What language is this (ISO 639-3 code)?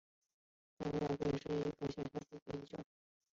zho